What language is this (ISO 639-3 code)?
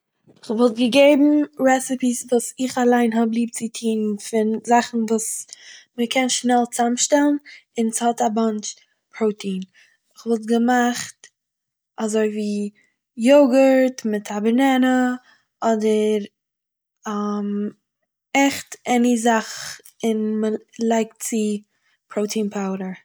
yid